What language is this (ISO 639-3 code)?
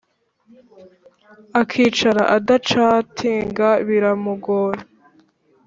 kin